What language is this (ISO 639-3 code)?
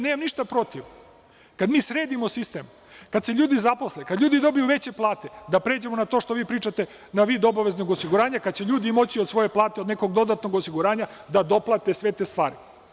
srp